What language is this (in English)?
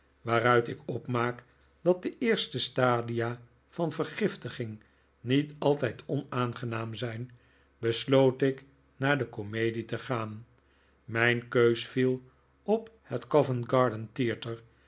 Dutch